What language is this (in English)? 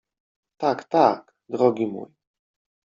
Polish